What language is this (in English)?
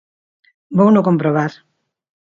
Galician